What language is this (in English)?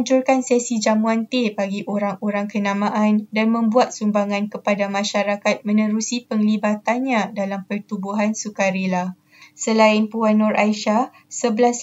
Malay